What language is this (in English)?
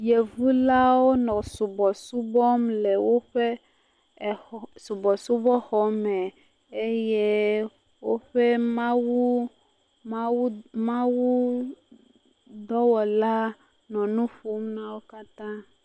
Ewe